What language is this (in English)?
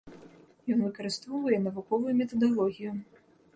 Belarusian